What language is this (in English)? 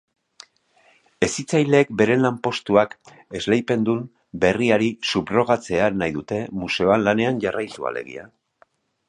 Basque